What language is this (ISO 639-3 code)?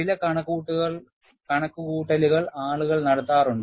mal